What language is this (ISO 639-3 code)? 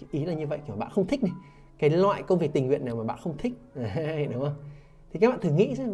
vie